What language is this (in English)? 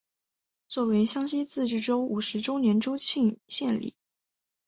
Chinese